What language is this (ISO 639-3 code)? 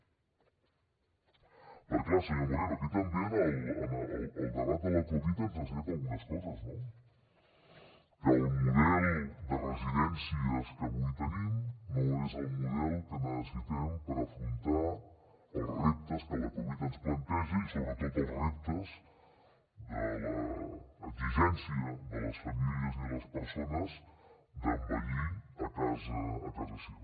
cat